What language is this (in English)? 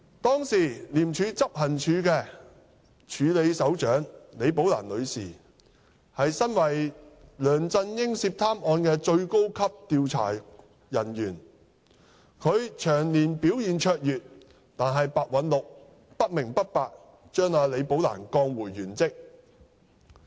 Cantonese